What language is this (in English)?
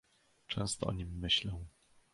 Polish